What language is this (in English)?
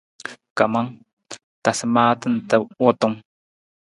Nawdm